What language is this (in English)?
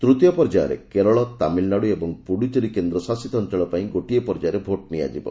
Odia